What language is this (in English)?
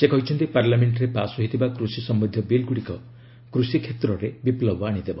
Odia